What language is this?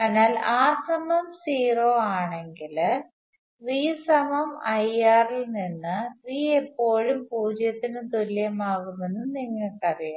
Malayalam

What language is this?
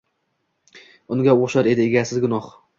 Uzbek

